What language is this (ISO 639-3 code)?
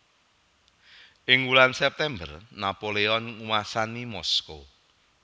jav